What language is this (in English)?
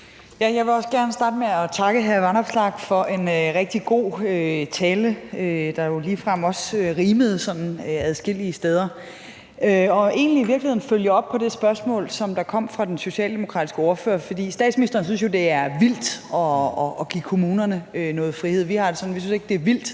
Danish